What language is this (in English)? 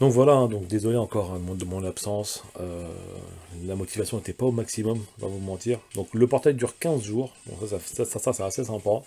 French